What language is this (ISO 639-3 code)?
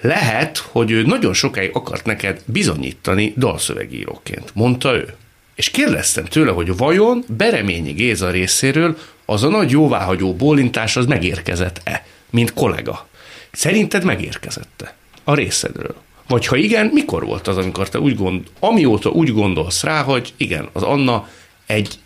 hun